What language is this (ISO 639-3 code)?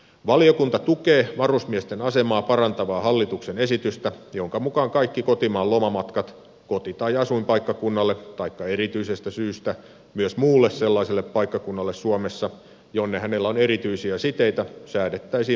fin